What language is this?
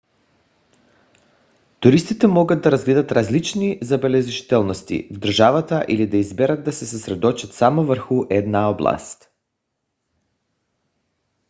Bulgarian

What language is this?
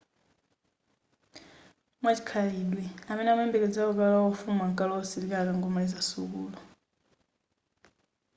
Nyanja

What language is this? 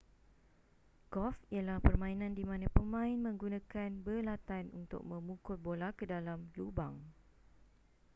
Malay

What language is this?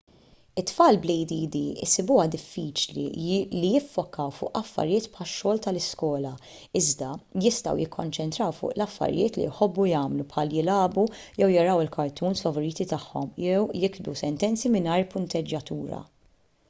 Maltese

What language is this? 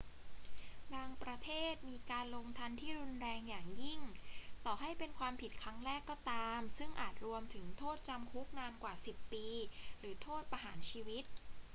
Thai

